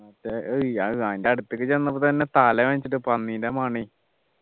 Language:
Malayalam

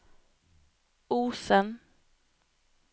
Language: Norwegian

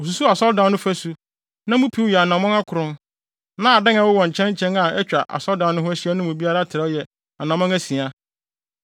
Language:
Akan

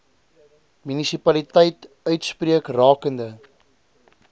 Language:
Afrikaans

